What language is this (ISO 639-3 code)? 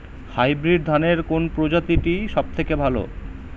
ben